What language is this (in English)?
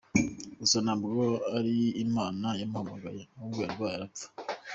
Kinyarwanda